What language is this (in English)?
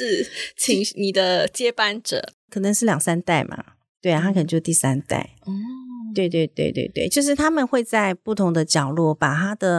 Chinese